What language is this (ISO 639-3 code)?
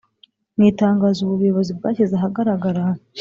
kin